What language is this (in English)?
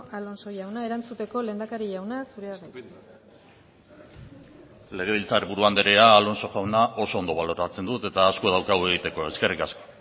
Basque